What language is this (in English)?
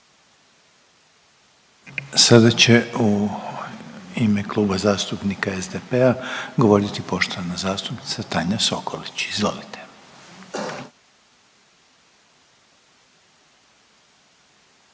Croatian